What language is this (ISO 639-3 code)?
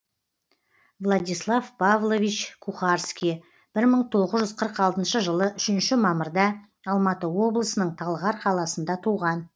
kaz